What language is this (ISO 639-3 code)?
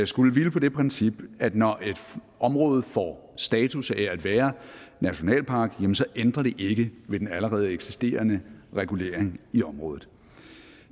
dan